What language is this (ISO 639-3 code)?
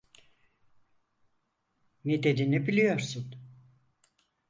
tur